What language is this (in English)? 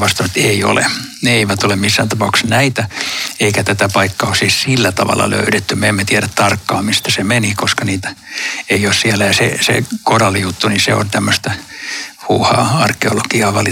Finnish